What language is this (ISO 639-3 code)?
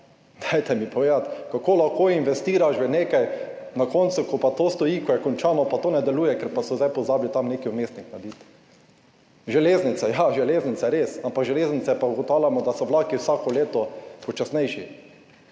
slv